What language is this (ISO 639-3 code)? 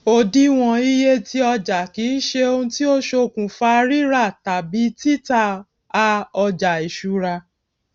yor